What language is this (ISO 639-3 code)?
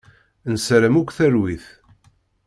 kab